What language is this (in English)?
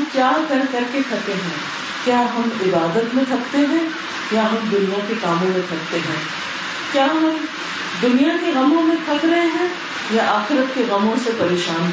Urdu